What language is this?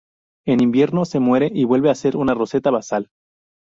Spanish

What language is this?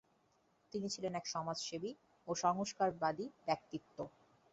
Bangla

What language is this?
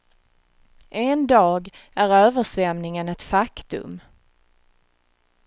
Swedish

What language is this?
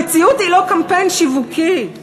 Hebrew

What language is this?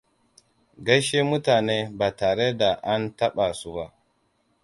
Hausa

